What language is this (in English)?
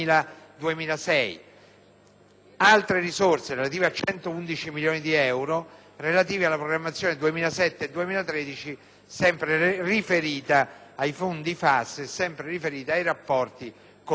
Italian